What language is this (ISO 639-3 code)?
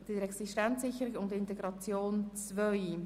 gsw